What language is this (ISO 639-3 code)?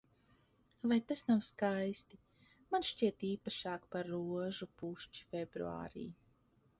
lav